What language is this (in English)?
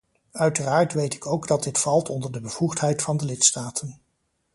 Dutch